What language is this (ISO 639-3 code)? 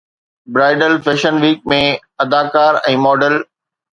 snd